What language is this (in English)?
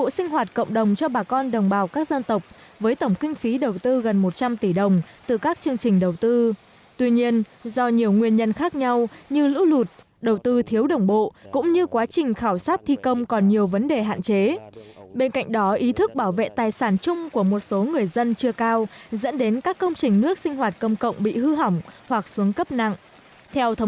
Vietnamese